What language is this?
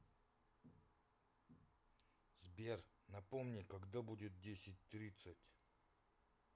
Russian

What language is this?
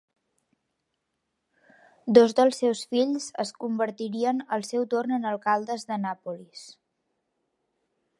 Catalan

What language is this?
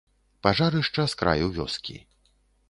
Belarusian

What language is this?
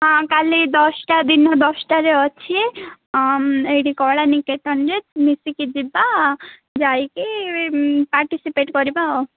Odia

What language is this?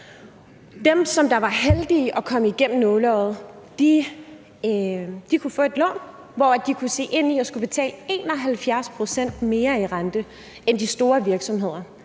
Danish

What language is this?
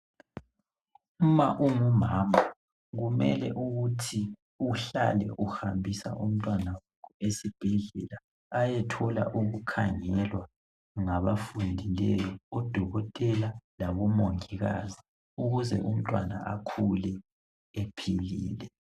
North Ndebele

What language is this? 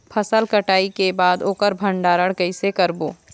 Chhattisgarhi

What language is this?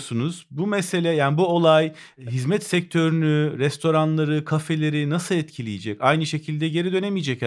Turkish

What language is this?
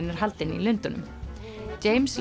Icelandic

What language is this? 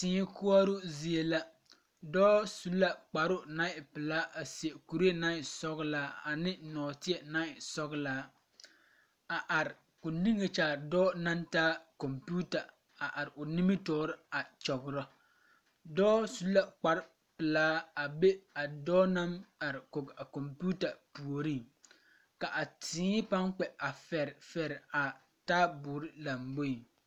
Southern Dagaare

